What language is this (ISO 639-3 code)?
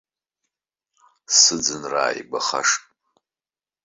abk